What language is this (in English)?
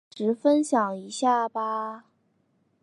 Chinese